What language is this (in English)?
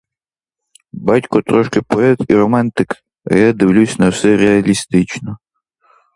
Ukrainian